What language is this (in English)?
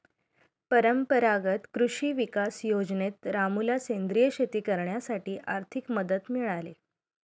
Marathi